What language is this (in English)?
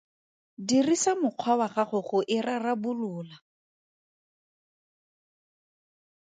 Tswana